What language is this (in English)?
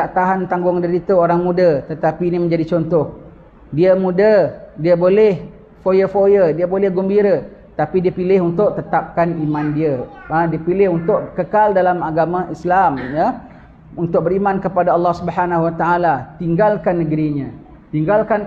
Malay